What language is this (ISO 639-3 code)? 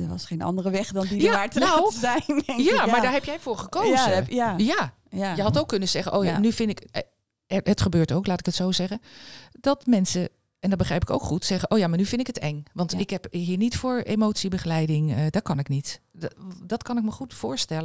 nld